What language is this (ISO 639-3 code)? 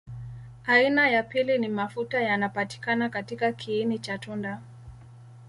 swa